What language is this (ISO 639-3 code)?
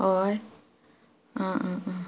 kok